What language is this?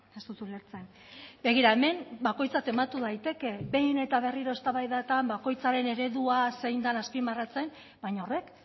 Basque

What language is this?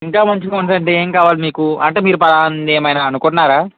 Telugu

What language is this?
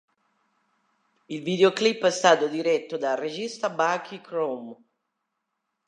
Italian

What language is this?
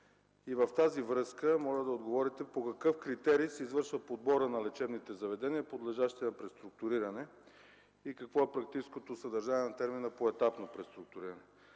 Bulgarian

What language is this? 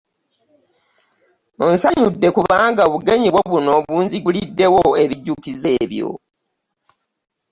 Ganda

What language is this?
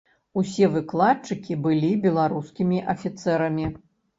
Belarusian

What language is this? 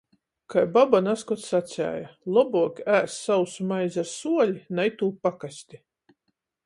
Latgalian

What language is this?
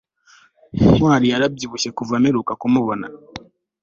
Kinyarwanda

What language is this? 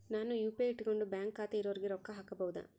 Kannada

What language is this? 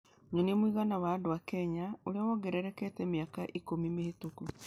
Kikuyu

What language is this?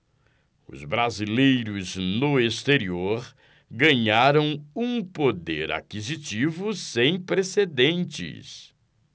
Portuguese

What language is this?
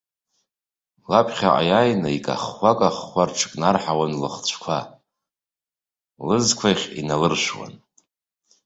Abkhazian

